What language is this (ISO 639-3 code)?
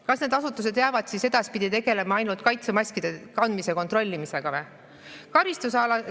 est